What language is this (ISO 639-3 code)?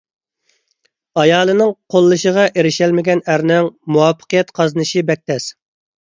uig